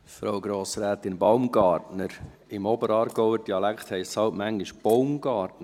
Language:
Swiss German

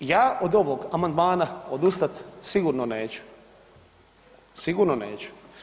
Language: Croatian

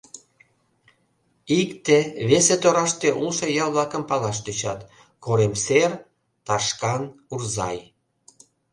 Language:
Mari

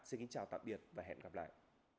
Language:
Vietnamese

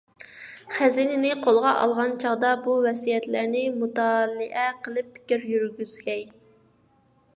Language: Uyghur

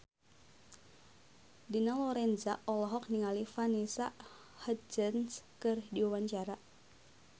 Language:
Sundanese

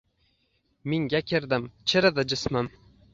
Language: Uzbek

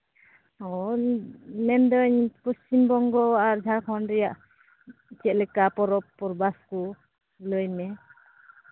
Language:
Santali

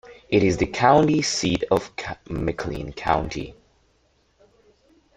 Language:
English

